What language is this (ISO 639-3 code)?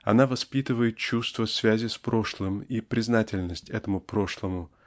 rus